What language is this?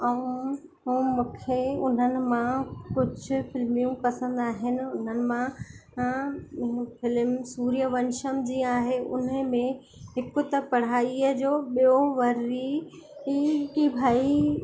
Sindhi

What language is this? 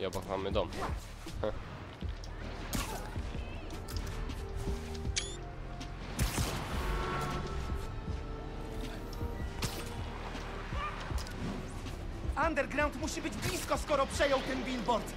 Polish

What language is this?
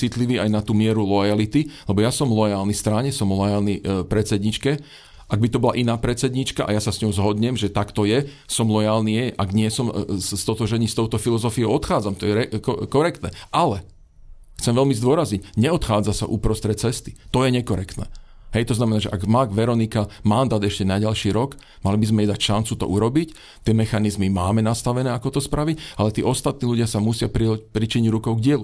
Slovak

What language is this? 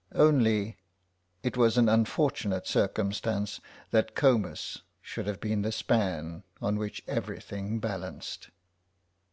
English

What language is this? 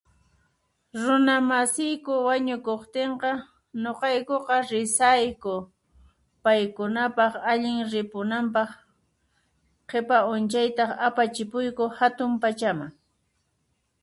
Puno Quechua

